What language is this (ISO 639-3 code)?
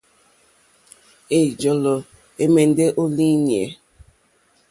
bri